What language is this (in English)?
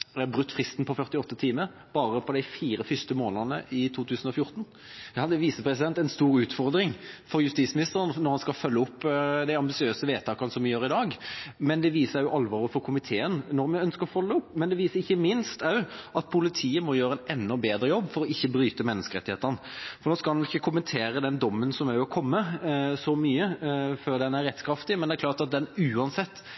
Norwegian Bokmål